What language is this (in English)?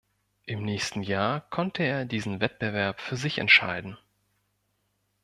German